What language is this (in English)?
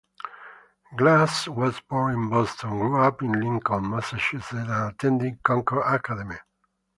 English